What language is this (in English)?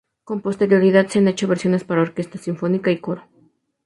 Spanish